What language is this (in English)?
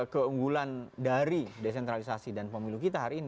Indonesian